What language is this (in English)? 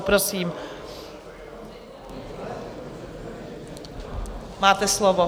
Czech